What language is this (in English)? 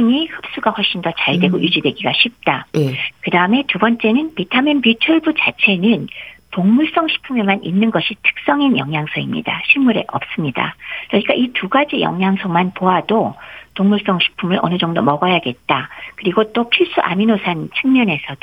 Korean